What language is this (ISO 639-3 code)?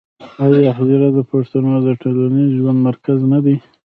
pus